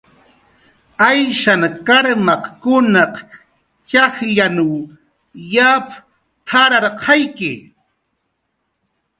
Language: Jaqaru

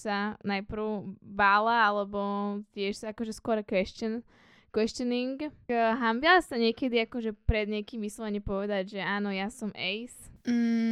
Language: Slovak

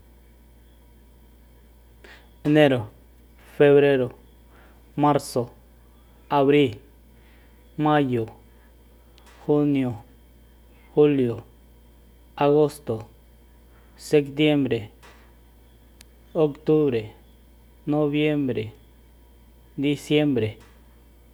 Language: Soyaltepec Mazatec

